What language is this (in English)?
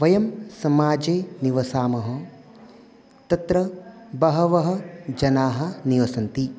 Sanskrit